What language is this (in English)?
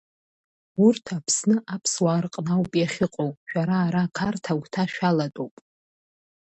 Abkhazian